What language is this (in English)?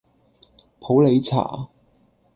Cantonese